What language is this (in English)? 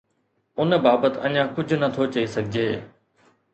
Sindhi